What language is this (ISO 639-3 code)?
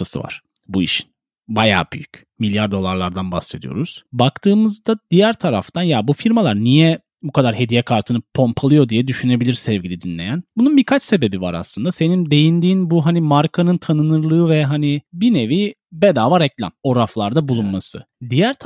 tur